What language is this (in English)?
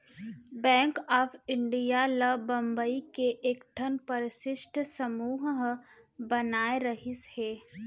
Chhattisgarhi